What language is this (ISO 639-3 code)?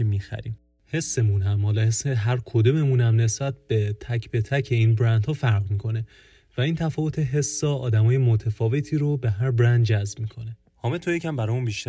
fas